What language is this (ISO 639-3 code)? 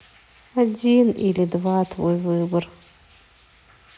rus